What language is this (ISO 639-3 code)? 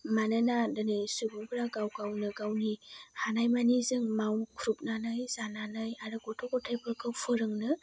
brx